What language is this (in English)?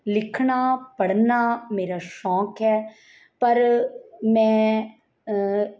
Punjabi